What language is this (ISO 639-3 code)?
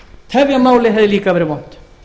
isl